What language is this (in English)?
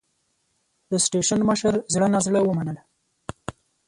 Pashto